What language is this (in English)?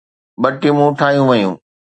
Sindhi